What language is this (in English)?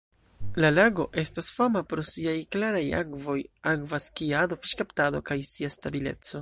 Esperanto